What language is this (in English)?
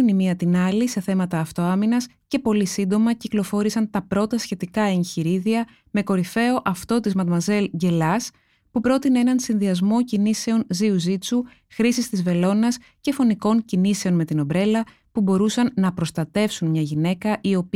Greek